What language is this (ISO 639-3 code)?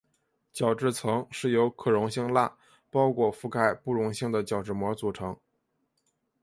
zho